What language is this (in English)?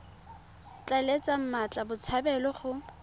Tswana